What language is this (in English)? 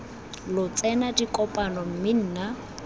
Tswana